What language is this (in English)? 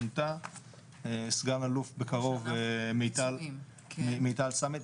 Hebrew